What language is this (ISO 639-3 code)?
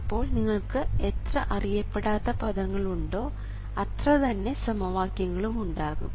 mal